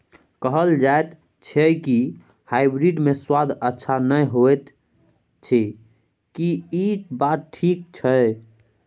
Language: Maithili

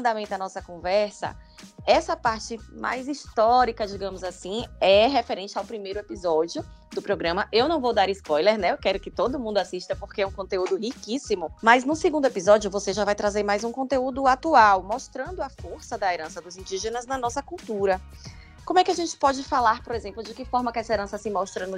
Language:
Portuguese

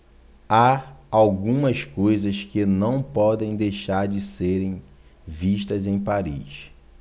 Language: Portuguese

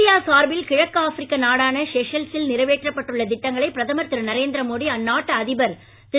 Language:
Tamil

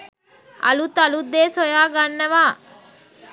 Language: Sinhala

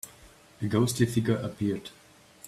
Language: English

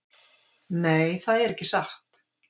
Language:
Icelandic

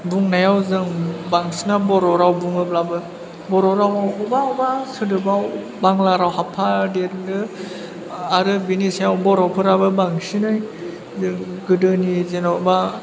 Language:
Bodo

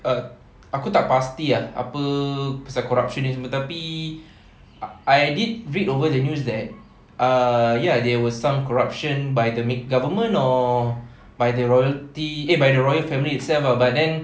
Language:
English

